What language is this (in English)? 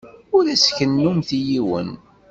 Kabyle